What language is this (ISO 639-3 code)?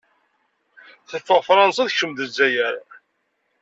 kab